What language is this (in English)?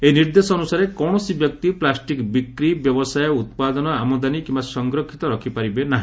Odia